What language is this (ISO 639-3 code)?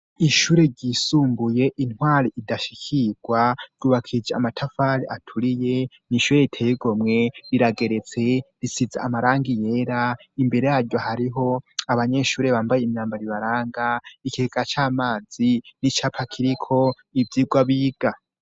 run